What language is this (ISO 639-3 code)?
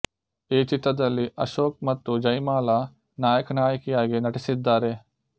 kan